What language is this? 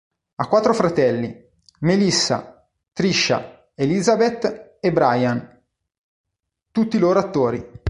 Italian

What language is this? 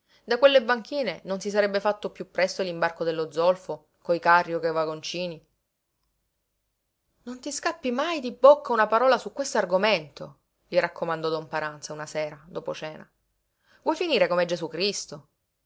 Italian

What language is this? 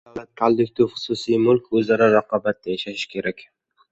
Uzbek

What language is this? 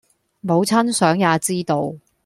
Cantonese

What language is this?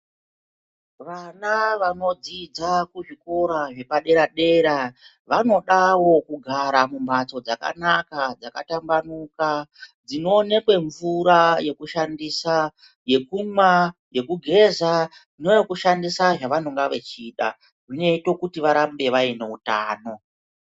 Ndau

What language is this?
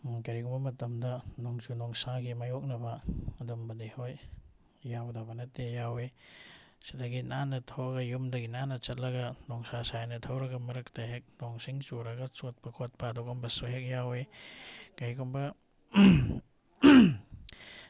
Manipuri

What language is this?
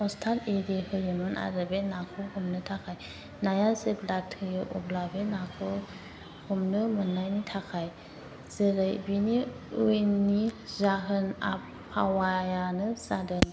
Bodo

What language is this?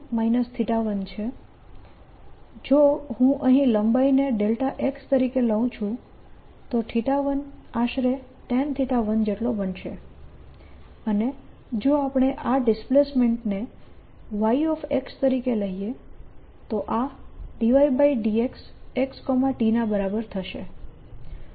Gujarati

